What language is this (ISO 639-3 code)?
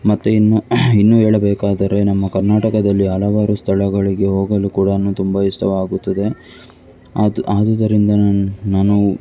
kan